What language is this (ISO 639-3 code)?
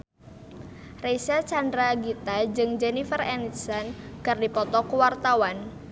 sun